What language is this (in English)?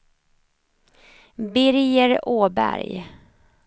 Swedish